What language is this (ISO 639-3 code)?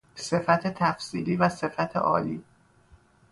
fas